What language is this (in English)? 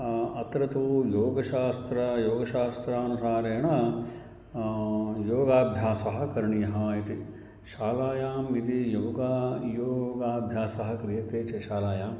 Sanskrit